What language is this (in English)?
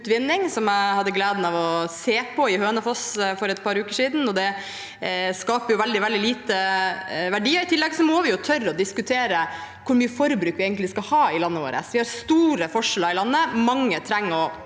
Norwegian